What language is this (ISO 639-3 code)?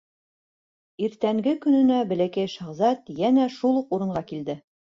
bak